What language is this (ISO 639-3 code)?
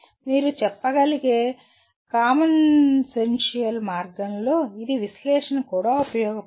tel